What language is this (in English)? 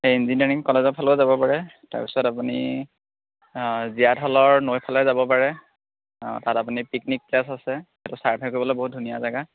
Assamese